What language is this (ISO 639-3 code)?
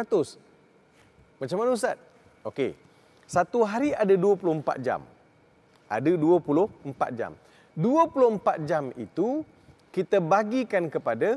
msa